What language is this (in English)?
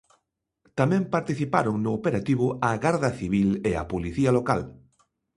Galician